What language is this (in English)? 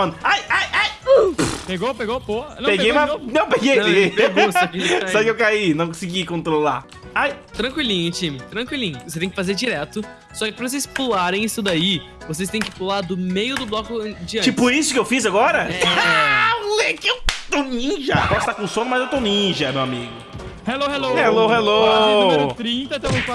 Portuguese